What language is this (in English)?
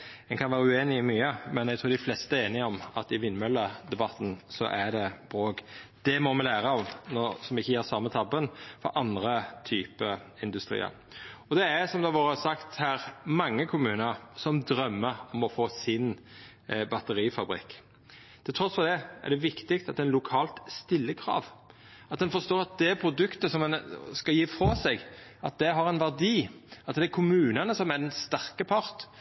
Norwegian Nynorsk